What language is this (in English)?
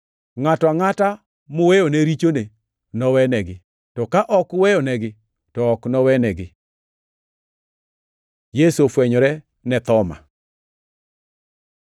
Luo (Kenya and Tanzania)